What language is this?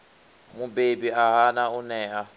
Venda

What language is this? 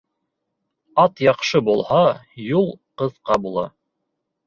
Bashkir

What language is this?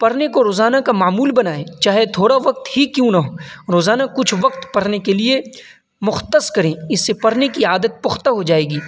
Urdu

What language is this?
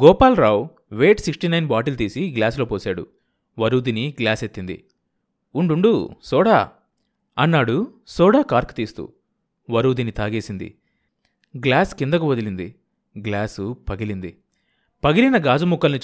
Telugu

